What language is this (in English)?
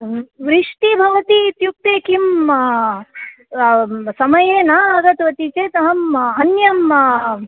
Sanskrit